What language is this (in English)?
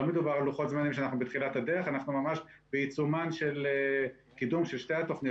Hebrew